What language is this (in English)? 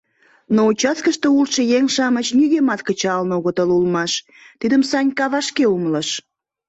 Mari